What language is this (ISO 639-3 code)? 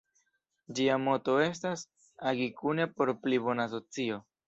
epo